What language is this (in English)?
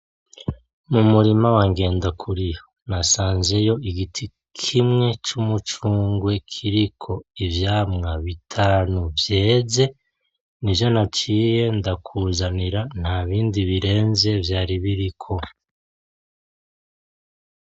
Rundi